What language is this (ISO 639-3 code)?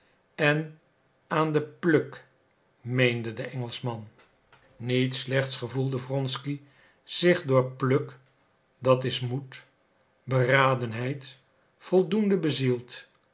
nld